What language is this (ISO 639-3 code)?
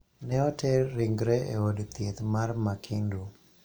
luo